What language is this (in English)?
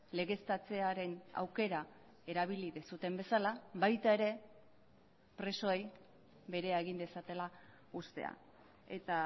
Basque